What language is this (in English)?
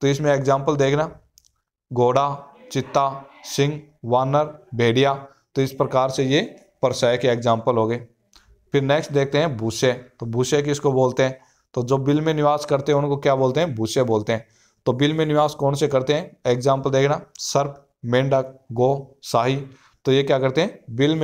Hindi